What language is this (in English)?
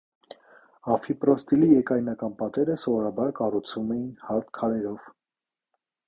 Armenian